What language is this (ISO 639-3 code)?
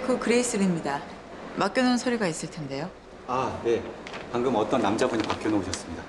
kor